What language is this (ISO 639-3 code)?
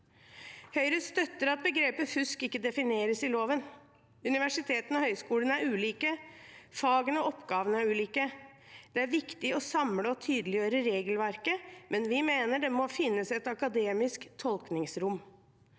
nor